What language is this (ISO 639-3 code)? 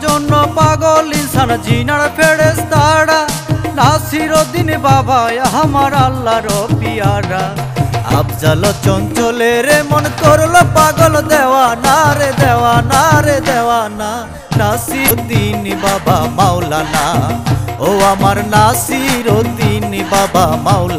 tha